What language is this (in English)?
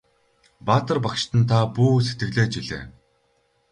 Mongolian